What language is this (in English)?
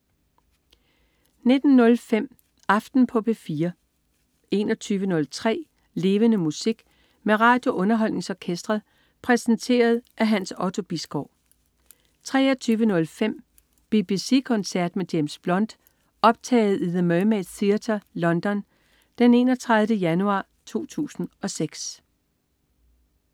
Danish